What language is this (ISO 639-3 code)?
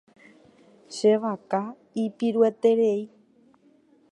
grn